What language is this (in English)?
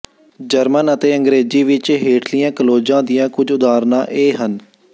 Punjabi